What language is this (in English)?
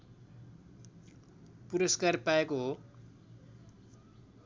Nepali